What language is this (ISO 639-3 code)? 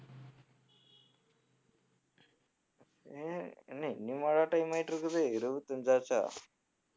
tam